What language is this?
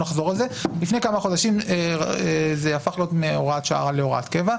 Hebrew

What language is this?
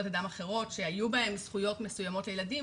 Hebrew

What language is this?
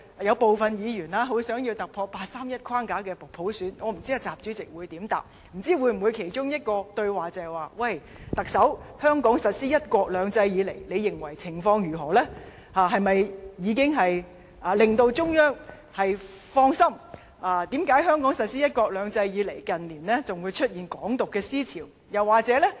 Cantonese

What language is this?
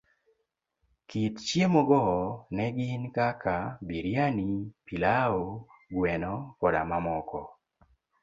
Luo (Kenya and Tanzania)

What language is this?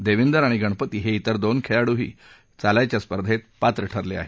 Marathi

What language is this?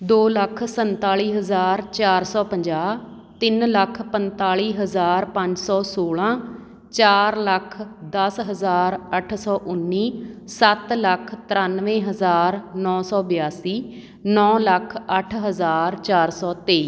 Punjabi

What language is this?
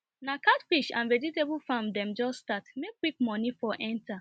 Nigerian Pidgin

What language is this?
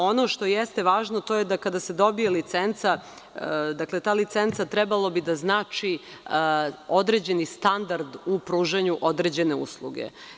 Serbian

